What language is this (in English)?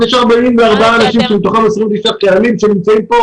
Hebrew